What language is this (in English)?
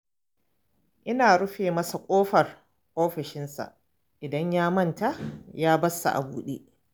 Hausa